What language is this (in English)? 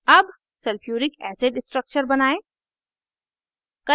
Hindi